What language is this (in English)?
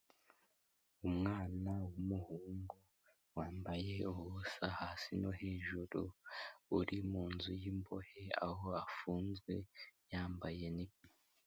Kinyarwanda